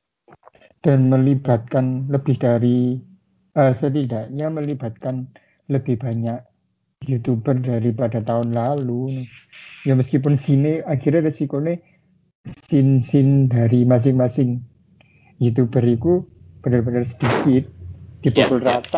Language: Indonesian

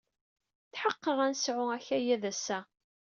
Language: Kabyle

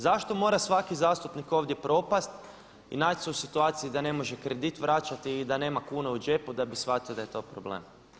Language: Croatian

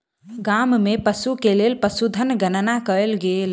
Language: Maithili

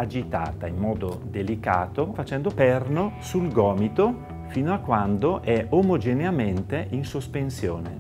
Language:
Italian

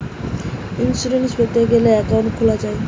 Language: Bangla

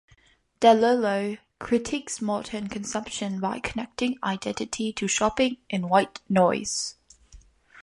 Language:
English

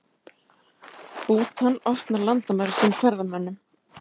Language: Icelandic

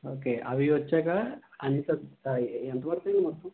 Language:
Telugu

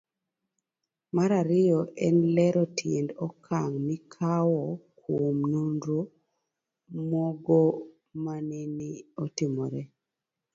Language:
Luo (Kenya and Tanzania)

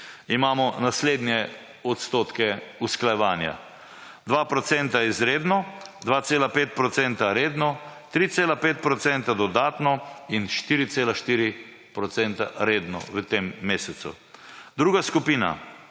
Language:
Slovenian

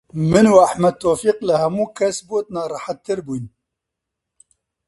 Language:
Central Kurdish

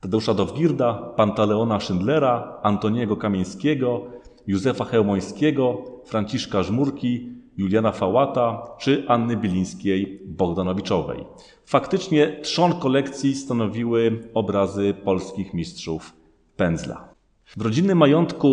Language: Polish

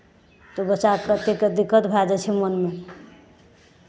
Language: Maithili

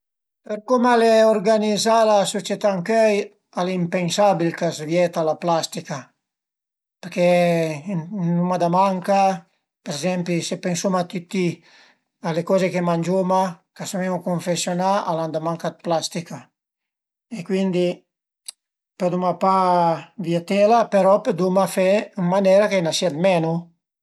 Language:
Piedmontese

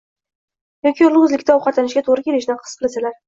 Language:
Uzbek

